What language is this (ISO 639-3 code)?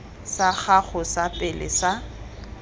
tsn